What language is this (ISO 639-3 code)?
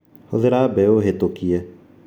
kik